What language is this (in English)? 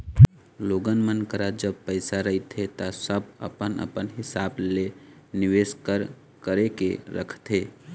Chhattisgarhi